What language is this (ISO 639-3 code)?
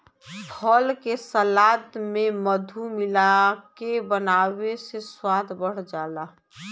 bho